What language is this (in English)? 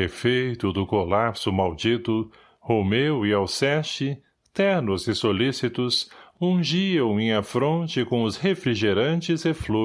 Portuguese